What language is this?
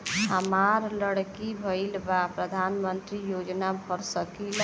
Bhojpuri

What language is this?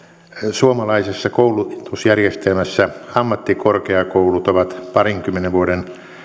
Finnish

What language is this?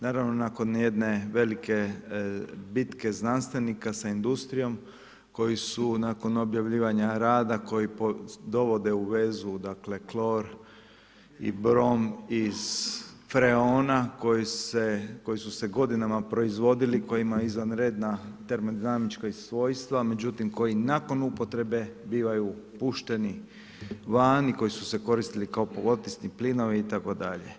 Croatian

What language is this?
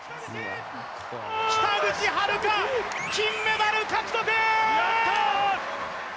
Japanese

